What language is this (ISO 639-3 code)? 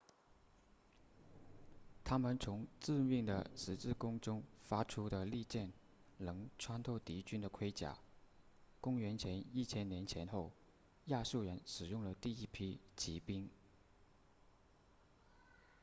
zho